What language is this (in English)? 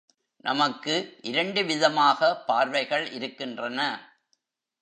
Tamil